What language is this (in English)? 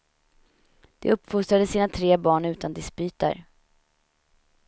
Swedish